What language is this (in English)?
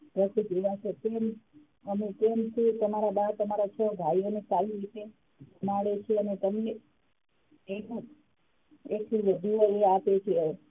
Gujarati